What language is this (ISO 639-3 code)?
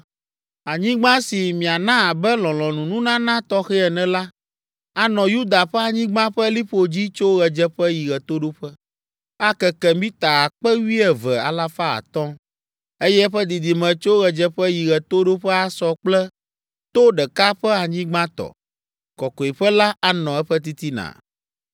ewe